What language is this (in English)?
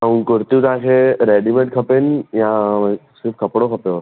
Sindhi